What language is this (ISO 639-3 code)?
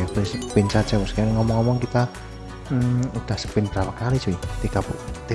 ind